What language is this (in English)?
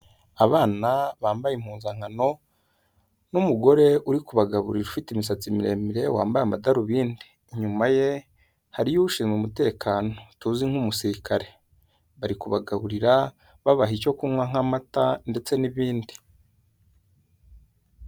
Kinyarwanda